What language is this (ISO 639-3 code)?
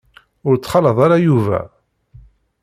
kab